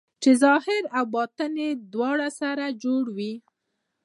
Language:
Pashto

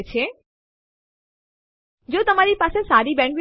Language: Gujarati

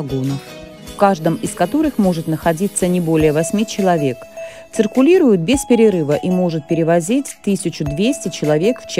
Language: Russian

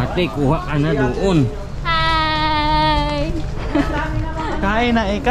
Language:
Indonesian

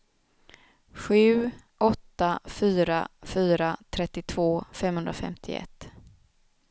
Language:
Swedish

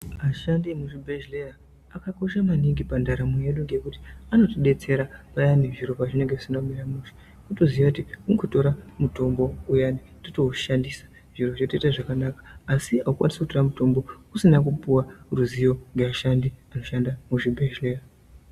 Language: Ndau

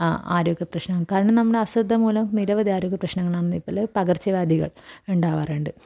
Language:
Malayalam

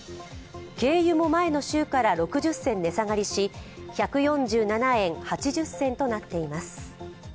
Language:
Japanese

